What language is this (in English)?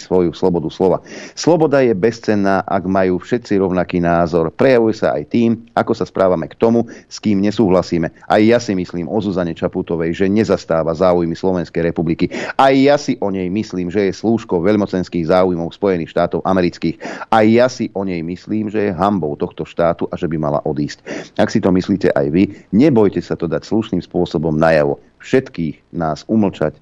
Slovak